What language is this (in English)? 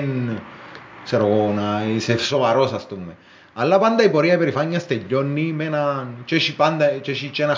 Greek